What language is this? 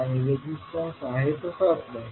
Marathi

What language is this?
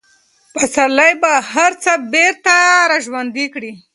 Pashto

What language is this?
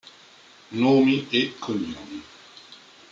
Italian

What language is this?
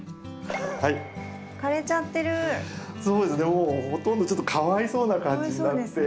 Japanese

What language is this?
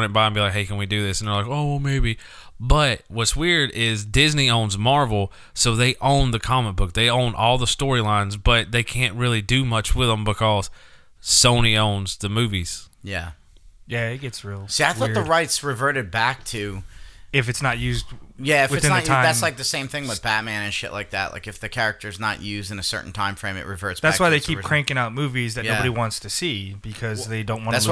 English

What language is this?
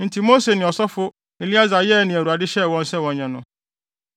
Akan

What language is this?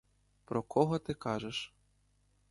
Ukrainian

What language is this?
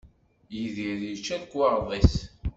Kabyle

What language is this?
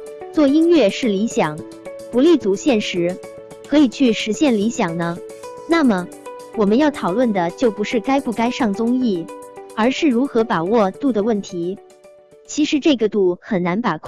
Chinese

